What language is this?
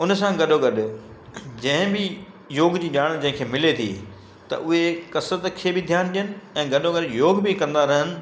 Sindhi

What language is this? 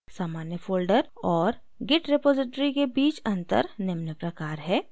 Hindi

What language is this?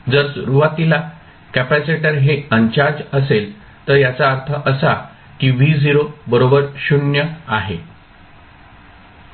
Marathi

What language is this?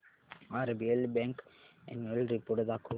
Marathi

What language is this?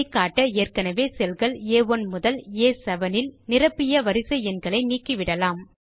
Tamil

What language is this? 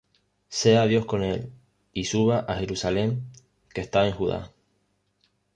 Spanish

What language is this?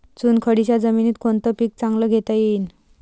Marathi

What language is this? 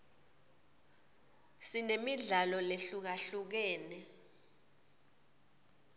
Swati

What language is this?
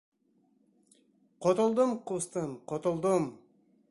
Bashkir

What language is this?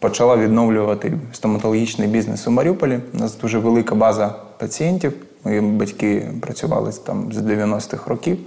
Ukrainian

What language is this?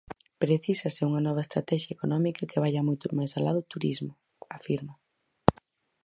Galician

